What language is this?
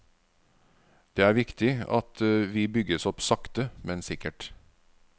Norwegian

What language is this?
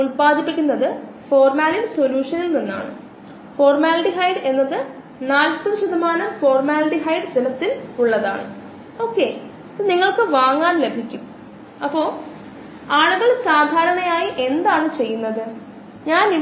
Malayalam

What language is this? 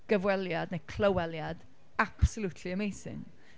Welsh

